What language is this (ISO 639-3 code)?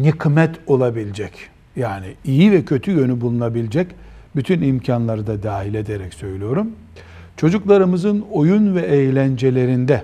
tur